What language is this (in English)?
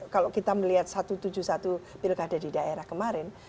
Indonesian